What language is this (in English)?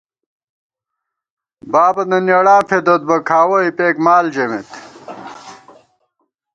Gawar-Bati